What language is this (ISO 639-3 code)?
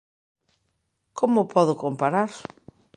glg